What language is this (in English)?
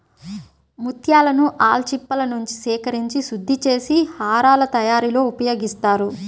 Telugu